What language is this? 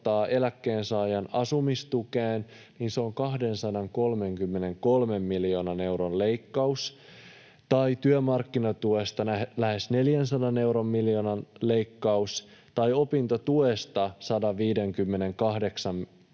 Finnish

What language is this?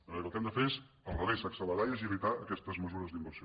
Catalan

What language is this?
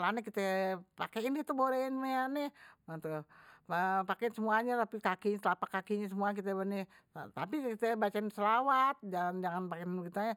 Betawi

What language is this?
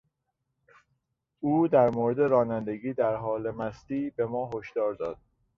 Persian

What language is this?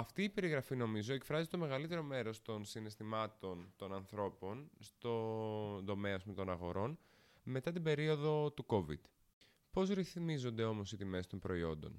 Greek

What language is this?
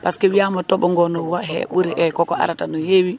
Wolof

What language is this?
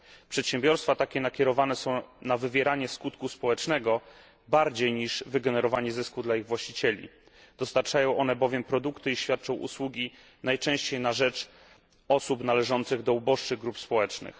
Polish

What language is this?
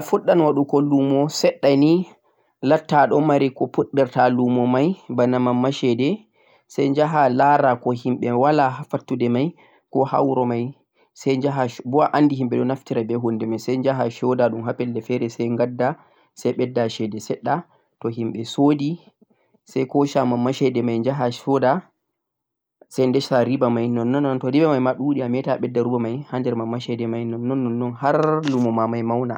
Central-Eastern Niger Fulfulde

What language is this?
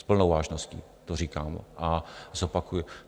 Czech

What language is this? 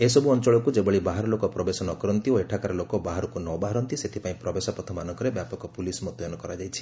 Odia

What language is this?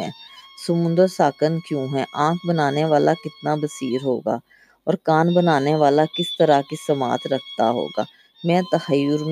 Urdu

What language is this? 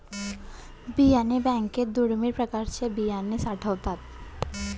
Marathi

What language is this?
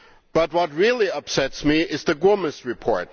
English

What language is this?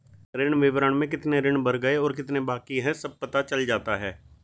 Hindi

